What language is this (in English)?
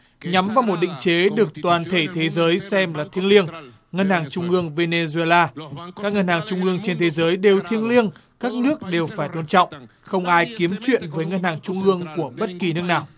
Vietnamese